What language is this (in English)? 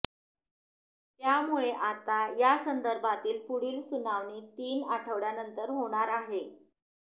Marathi